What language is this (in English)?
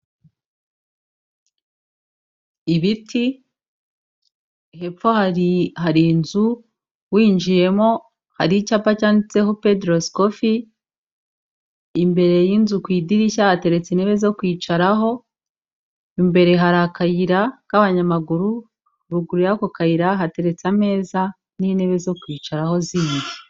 Kinyarwanda